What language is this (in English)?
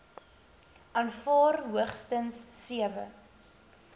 Afrikaans